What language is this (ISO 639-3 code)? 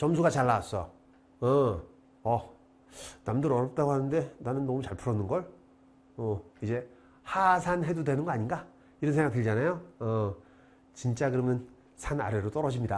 kor